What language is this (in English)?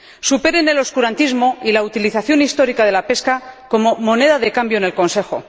Spanish